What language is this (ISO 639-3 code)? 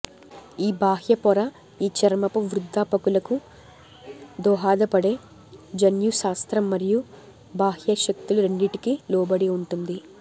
tel